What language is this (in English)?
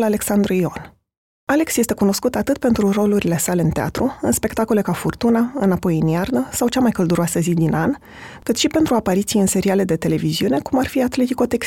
Romanian